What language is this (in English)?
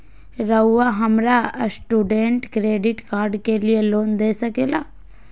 Magahi